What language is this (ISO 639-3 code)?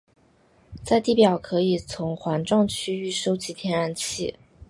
zho